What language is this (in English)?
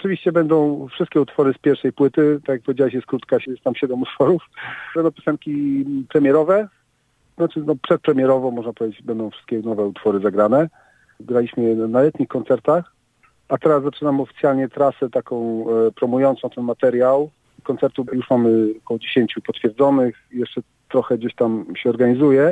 Polish